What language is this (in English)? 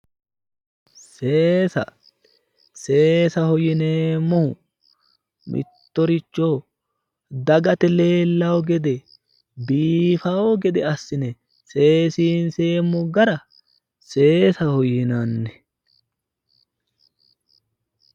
Sidamo